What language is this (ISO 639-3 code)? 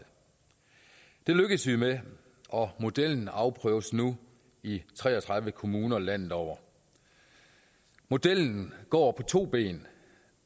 dan